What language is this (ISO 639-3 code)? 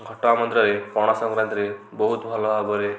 ori